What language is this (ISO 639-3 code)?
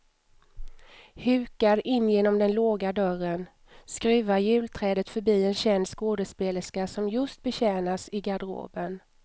swe